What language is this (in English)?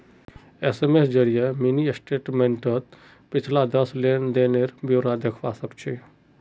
Magahi